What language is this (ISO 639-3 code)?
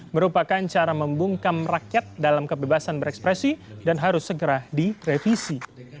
ind